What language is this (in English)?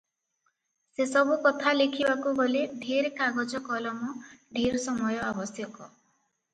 Odia